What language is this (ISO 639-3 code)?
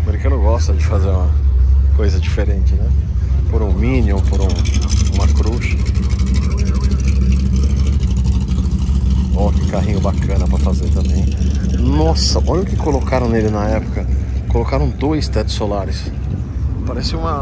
por